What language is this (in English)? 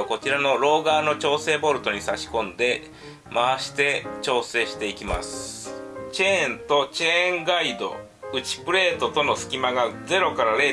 Japanese